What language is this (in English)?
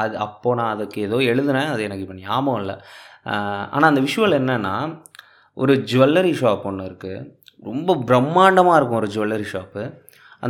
Tamil